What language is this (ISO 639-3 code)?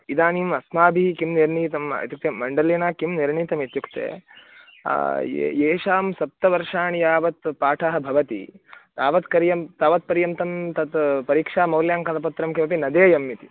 san